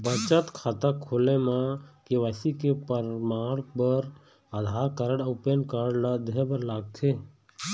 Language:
Chhattisgarhi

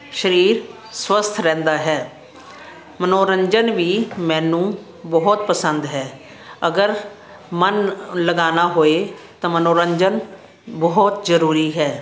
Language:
Punjabi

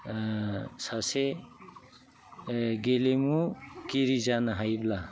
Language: Bodo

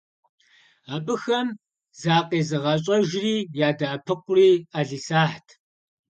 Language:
Kabardian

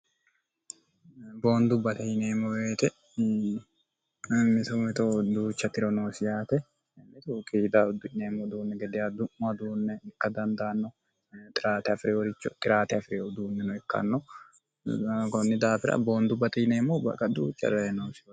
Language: Sidamo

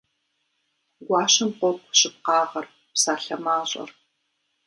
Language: Kabardian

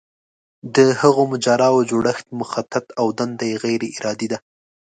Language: Pashto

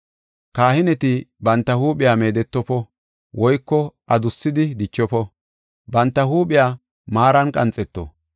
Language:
Gofa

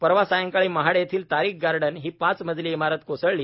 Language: Marathi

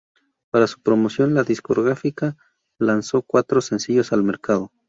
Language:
Spanish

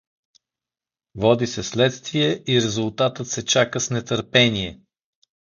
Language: Bulgarian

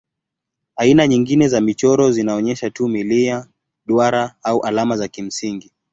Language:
Swahili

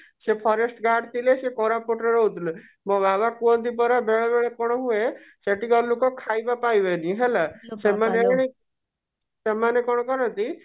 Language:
Odia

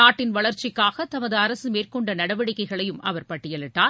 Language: Tamil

